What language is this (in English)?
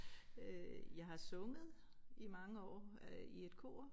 Danish